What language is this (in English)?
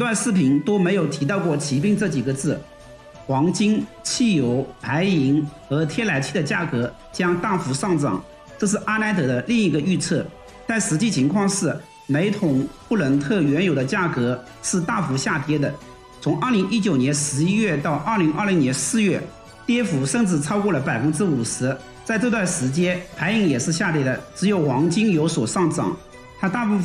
Chinese